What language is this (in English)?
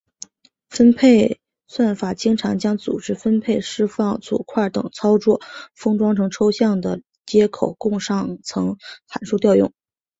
Chinese